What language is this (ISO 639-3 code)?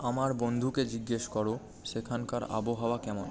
ben